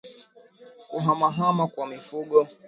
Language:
Swahili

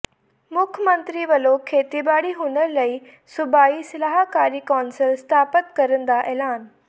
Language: Punjabi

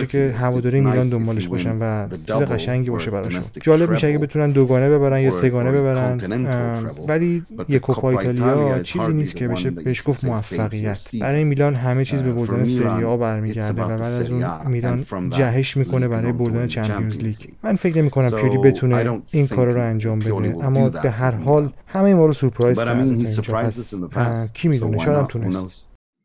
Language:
Persian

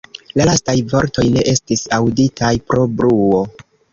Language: Esperanto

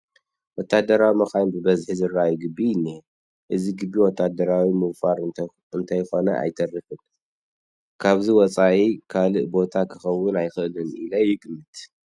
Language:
Tigrinya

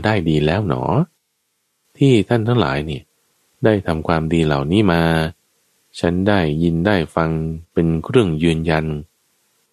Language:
Thai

